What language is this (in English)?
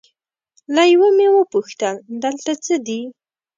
Pashto